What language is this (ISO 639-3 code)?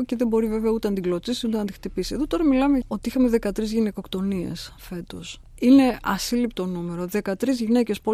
ell